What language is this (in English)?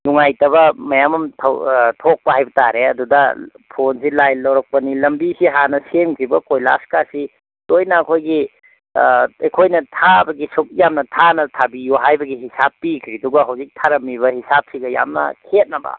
Manipuri